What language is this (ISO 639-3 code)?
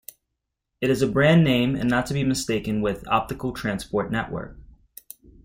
eng